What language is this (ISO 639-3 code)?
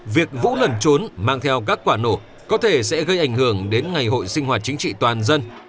vie